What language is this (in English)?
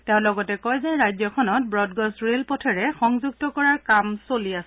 Assamese